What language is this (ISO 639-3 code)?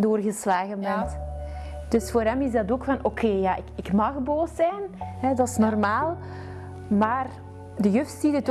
nld